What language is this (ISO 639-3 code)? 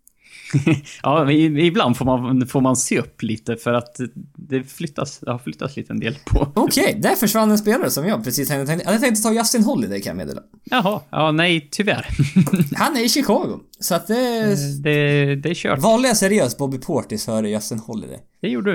swe